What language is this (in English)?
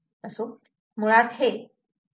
Marathi